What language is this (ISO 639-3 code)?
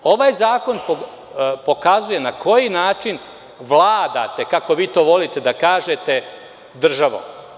srp